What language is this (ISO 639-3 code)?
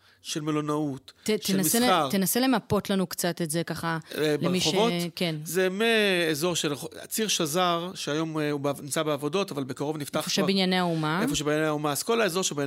heb